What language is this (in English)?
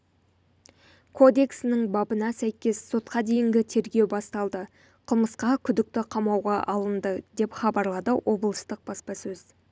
Kazakh